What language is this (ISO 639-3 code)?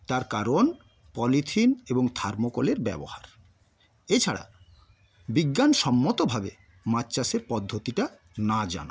ben